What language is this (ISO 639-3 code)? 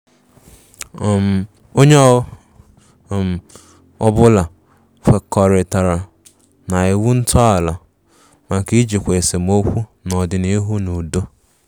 ibo